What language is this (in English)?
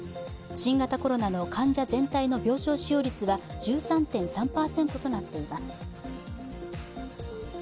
Japanese